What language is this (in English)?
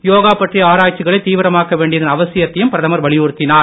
Tamil